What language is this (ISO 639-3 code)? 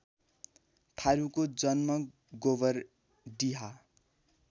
nep